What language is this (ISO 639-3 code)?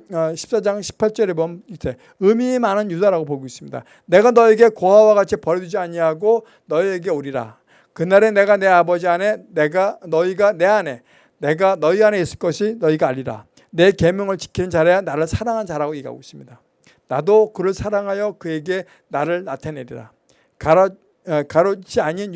kor